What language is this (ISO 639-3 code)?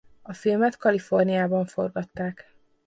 hun